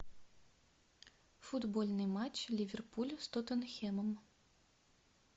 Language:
Russian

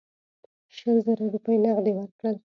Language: Pashto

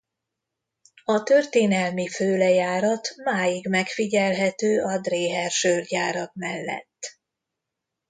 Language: Hungarian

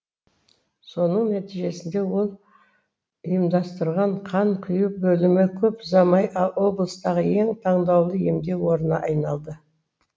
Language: Kazakh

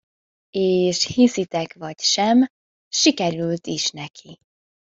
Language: Hungarian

